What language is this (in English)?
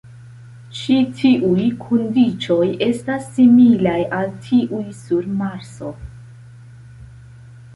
Esperanto